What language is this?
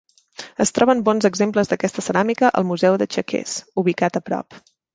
Catalan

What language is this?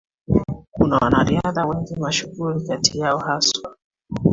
Swahili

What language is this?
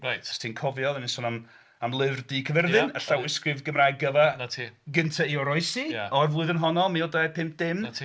Welsh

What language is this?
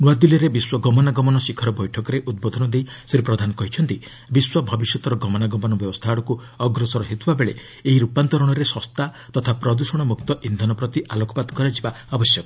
Odia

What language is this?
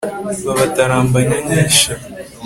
Kinyarwanda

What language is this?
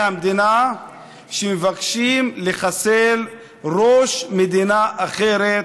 Hebrew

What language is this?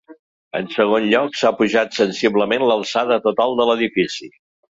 Catalan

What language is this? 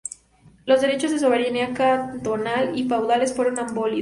Spanish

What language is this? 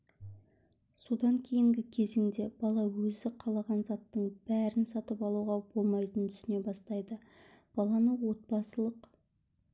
Kazakh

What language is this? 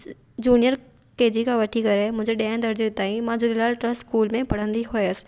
Sindhi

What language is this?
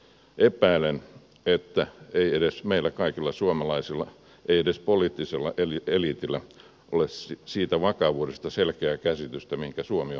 Finnish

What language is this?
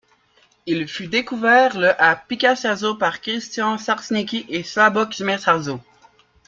French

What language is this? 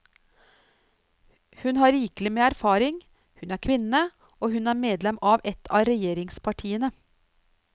Norwegian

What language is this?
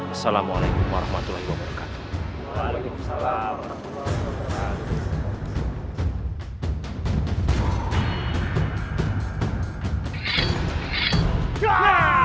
Indonesian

